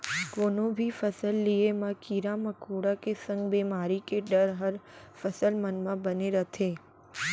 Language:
Chhattisgarhi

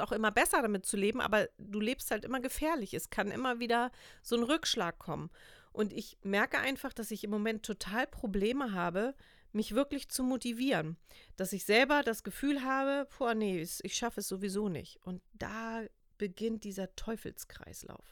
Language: German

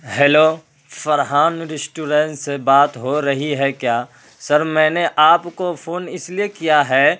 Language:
Urdu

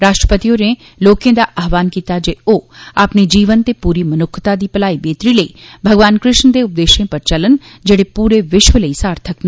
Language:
Dogri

